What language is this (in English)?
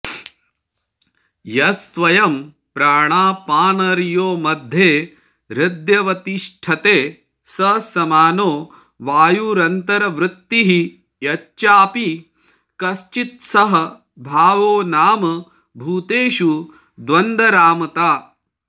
Sanskrit